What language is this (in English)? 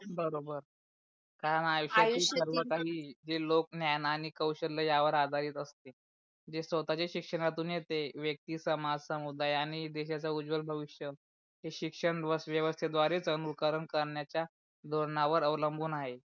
Marathi